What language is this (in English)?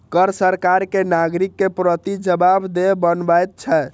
Maithili